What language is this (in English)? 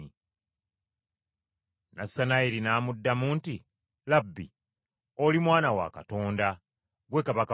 Ganda